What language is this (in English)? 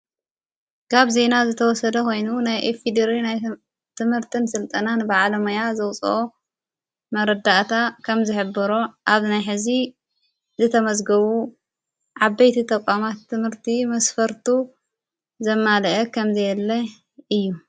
Tigrinya